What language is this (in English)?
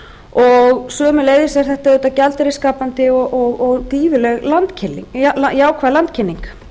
Icelandic